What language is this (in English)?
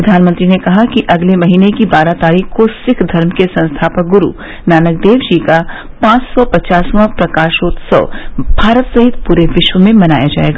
Hindi